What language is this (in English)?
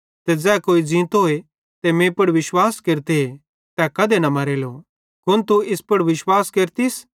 Bhadrawahi